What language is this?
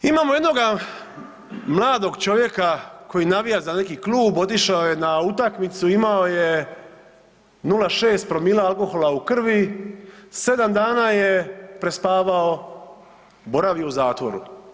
Croatian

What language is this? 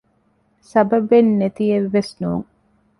Divehi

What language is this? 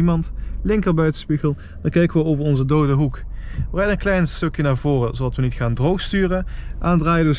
Dutch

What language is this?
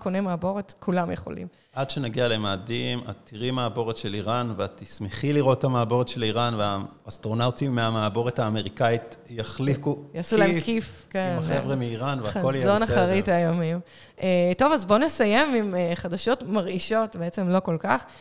Hebrew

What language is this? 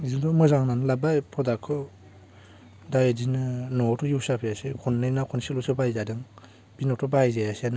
Bodo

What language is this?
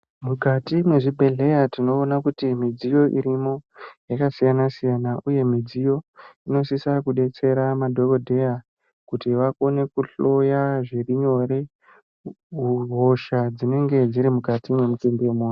Ndau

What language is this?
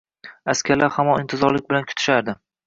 Uzbek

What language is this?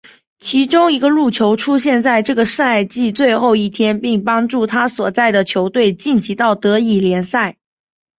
Chinese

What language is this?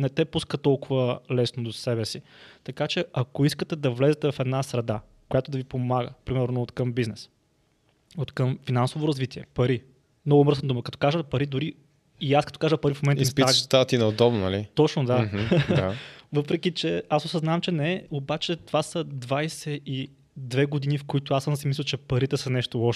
Bulgarian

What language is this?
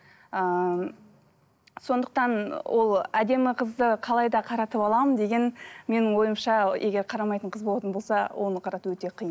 Kazakh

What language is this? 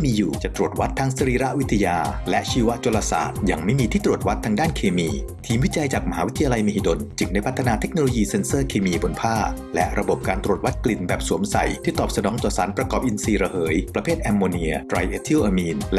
Thai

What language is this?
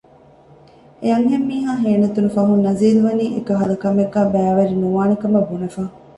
Divehi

